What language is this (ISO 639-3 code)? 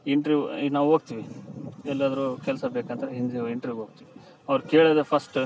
kan